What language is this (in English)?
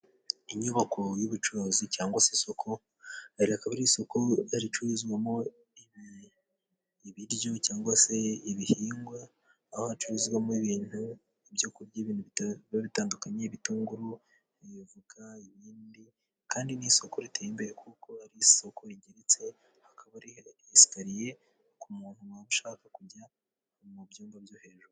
Kinyarwanda